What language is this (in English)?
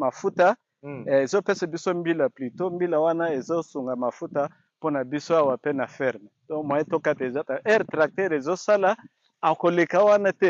French